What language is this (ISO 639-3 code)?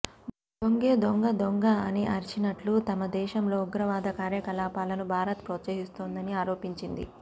tel